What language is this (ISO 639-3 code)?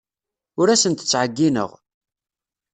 kab